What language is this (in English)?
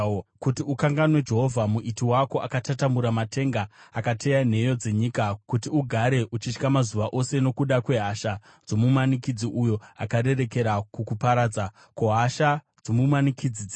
Shona